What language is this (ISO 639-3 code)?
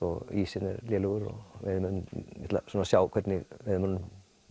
isl